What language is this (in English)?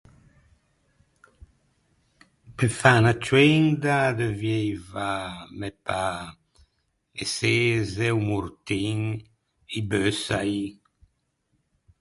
Ligurian